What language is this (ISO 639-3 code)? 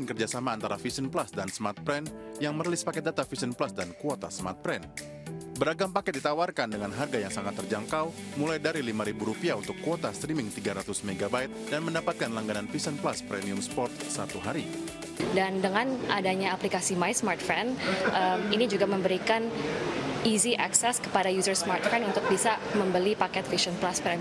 ind